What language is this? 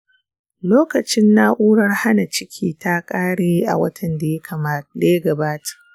Hausa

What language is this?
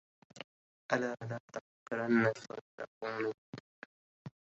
Arabic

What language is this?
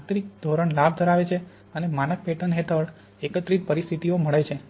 Gujarati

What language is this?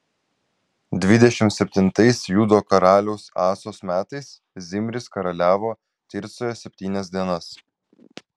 Lithuanian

